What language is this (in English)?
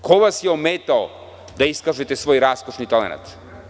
Serbian